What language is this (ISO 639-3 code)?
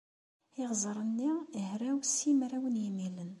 kab